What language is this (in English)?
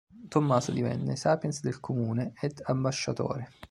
Italian